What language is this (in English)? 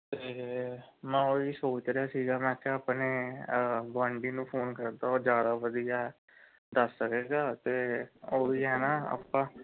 Punjabi